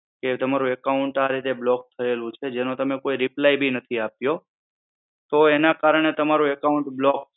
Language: Gujarati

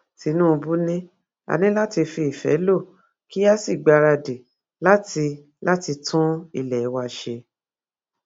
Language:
Yoruba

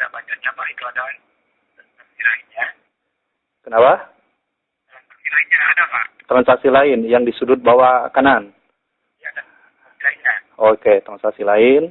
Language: Indonesian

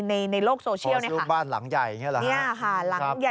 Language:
Thai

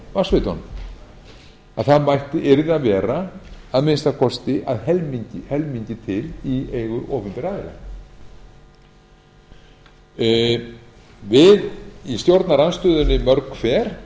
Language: Icelandic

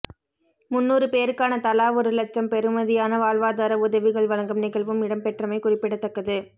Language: Tamil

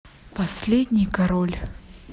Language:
Russian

